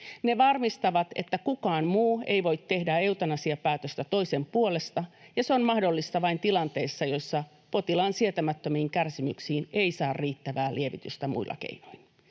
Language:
Finnish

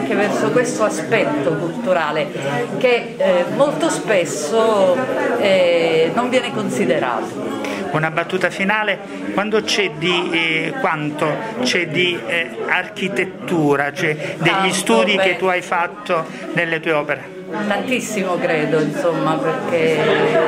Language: Italian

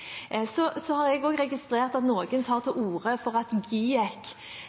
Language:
Norwegian Bokmål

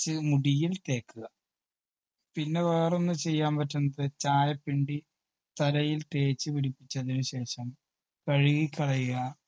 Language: Malayalam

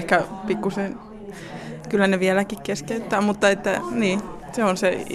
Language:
Finnish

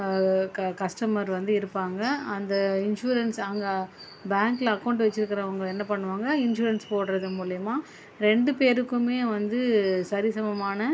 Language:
Tamil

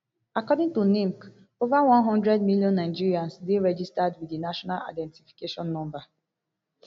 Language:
Nigerian Pidgin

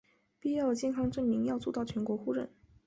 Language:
Chinese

